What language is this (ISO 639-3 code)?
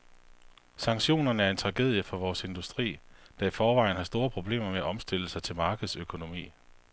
dan